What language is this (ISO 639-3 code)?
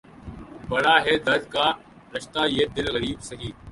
urd